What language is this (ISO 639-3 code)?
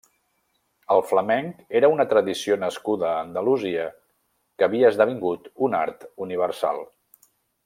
cat